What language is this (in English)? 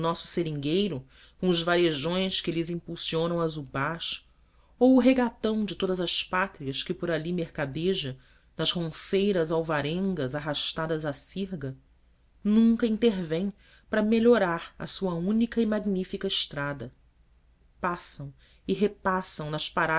Portuguese